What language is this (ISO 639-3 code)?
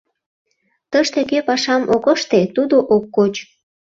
chm